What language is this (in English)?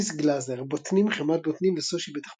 Hebrew